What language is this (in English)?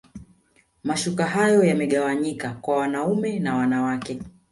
Swahili